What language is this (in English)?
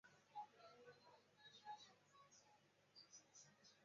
Chinese